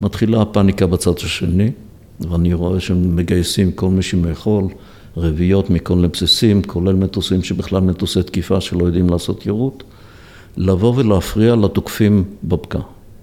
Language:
Hebrew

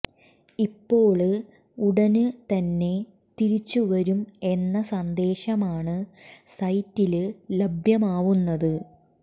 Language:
Malayalam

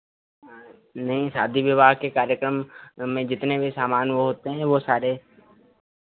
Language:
Hindi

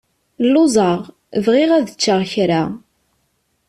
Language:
Kabyle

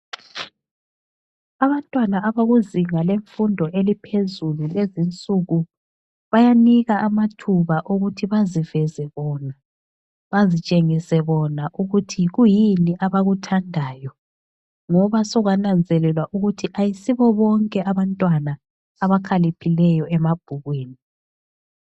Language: North Ndebele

